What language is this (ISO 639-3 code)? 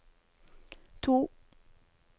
nor